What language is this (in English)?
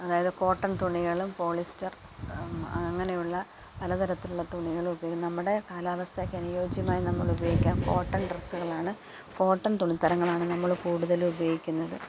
Malayalam